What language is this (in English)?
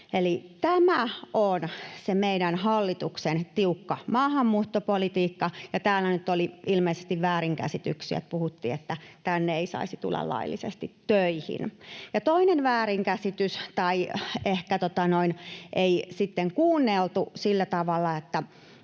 Finnish